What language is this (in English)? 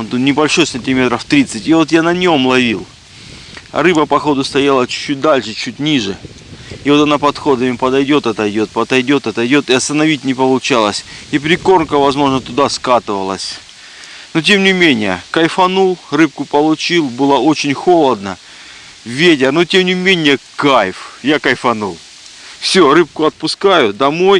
Russian